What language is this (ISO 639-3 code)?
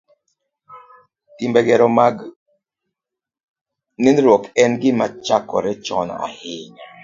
luo